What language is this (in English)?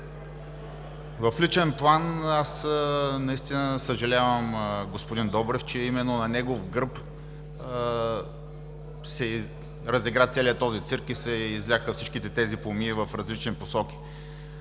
Bulgarian